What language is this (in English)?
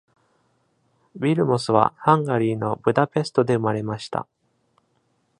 Japanese